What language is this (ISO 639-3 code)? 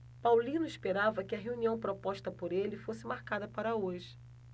por